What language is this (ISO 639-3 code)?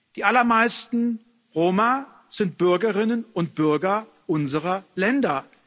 deu